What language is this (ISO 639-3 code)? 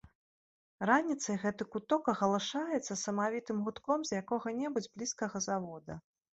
bel